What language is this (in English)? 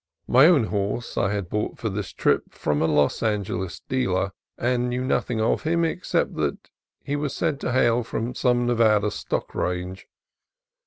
English